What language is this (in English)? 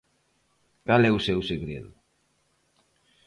Galician